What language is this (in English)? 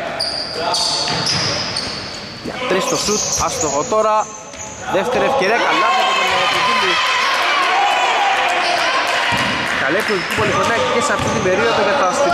Greek